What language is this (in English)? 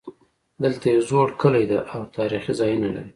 Pashto